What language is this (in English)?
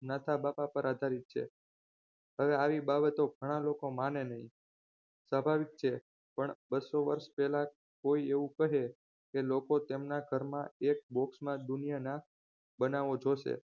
Gujarati